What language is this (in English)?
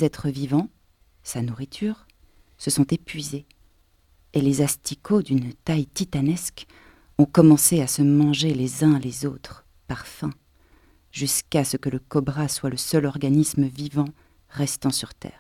French